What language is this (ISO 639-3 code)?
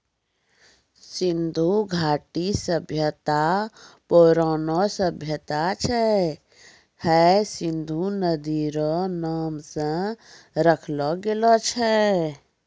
mai